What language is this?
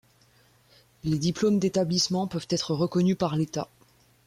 French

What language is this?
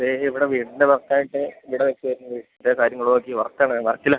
Malayalam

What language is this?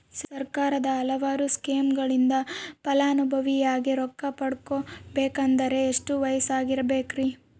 Kannada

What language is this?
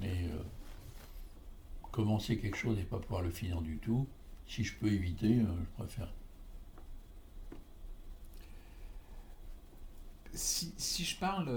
French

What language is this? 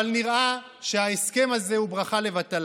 Hebrew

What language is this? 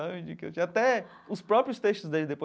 Portuguese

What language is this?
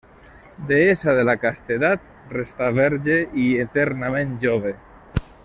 Catalan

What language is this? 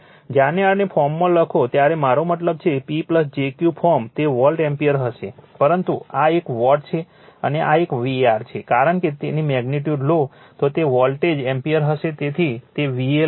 Gujarati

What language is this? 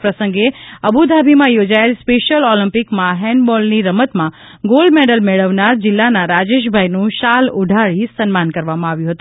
Gujarati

